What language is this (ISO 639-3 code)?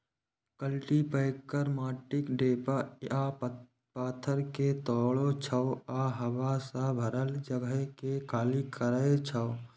mai